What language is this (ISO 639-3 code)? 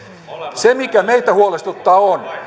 fin